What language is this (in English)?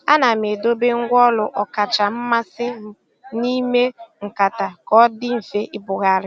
Igbo